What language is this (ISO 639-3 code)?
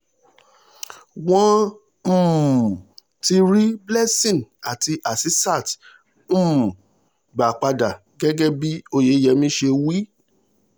yor